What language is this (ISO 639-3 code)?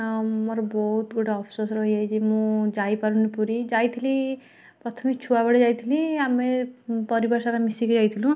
ori